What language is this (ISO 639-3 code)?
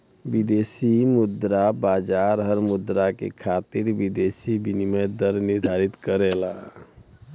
bho